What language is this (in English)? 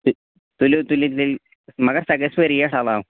Kashmiri